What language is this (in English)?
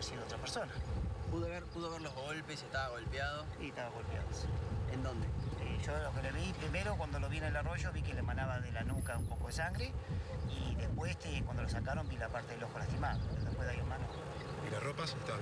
Spanish